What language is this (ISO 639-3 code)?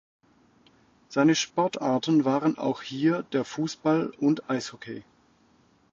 deu